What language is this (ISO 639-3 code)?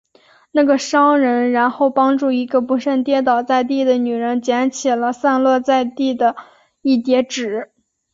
zho